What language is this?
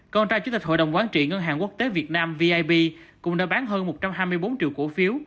Vietnamese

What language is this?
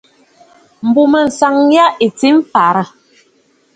Bafut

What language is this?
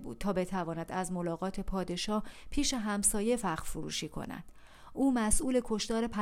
Persian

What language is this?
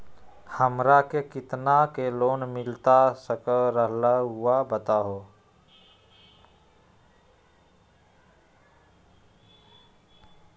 Magahi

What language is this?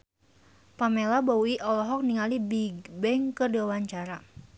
Sundanese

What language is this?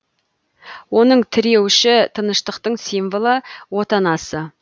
Kazakh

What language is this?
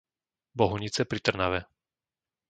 Slovak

